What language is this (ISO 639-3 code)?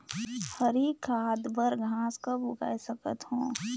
hne